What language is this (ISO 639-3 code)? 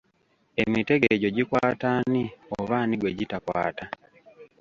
lug